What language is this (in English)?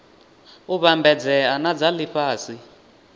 Venda